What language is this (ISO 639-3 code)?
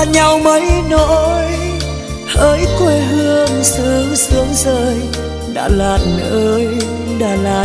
vie